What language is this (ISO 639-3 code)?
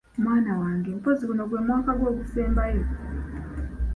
lug